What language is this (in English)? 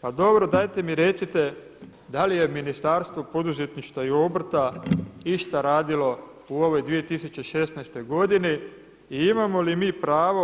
Croatian